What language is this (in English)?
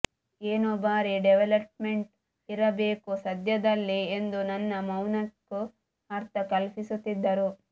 Kannada